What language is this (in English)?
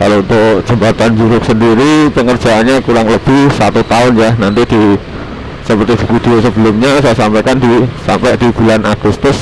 Indonesian